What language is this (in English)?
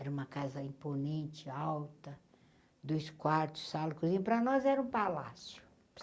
Portuguese